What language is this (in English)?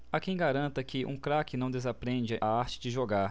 Portuguese